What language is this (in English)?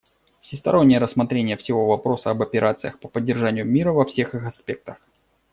Russian